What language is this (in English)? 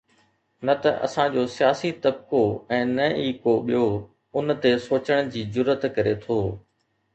Sindhi